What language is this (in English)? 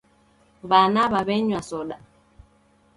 Taita